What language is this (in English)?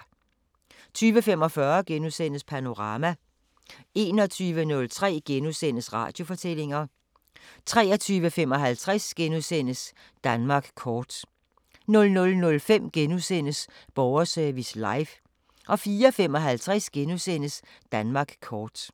Danish